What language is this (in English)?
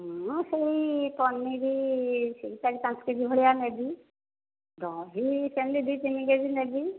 Odia